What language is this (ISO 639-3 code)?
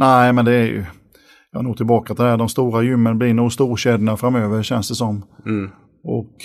swe